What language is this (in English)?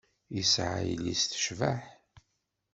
Kabyle